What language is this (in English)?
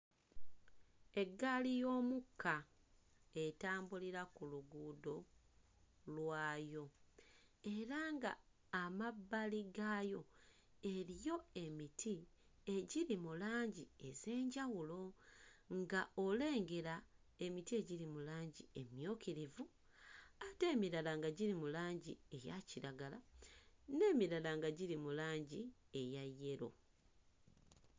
Ganda